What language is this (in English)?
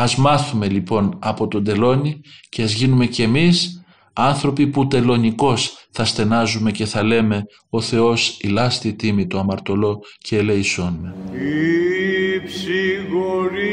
Greek